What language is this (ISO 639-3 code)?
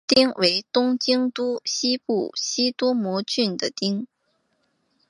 zho